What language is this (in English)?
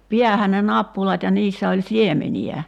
Finnish